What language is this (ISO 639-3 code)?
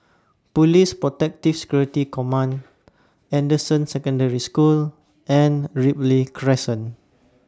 eng